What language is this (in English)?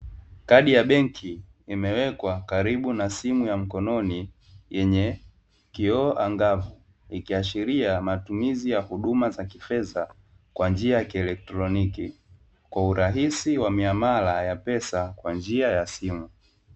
Swahili